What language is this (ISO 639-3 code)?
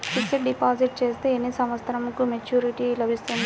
tel